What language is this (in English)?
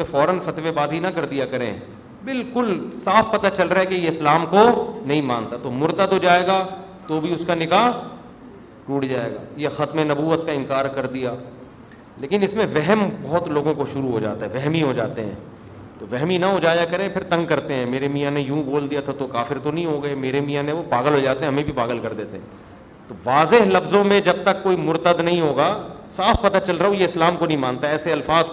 Urdu